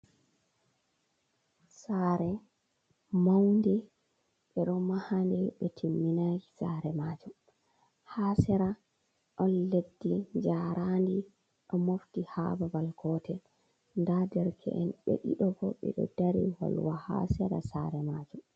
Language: Fula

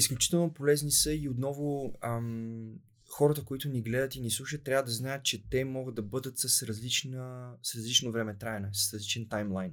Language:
Bulgarian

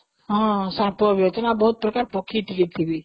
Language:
Odia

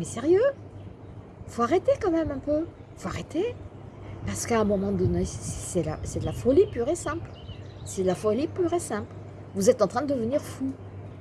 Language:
French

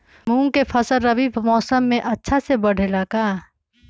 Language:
Magahi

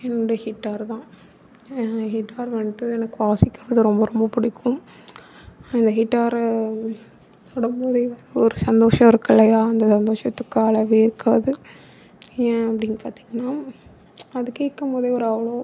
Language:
Tamil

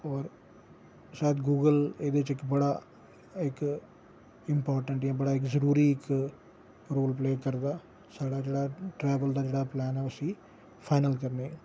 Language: Dogri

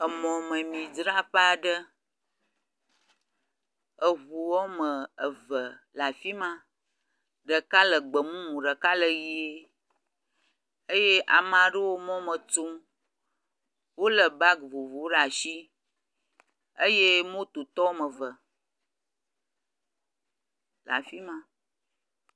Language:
Ewe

